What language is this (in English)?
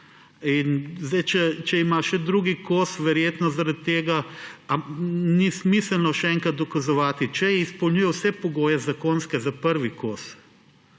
Slovenian